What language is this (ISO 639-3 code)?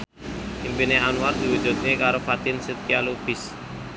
jav